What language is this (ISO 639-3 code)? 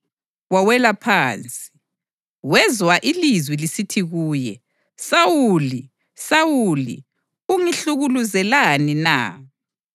nde